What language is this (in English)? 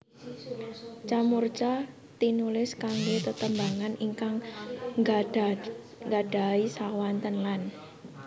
Javanese